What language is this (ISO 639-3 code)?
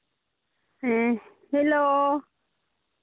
sat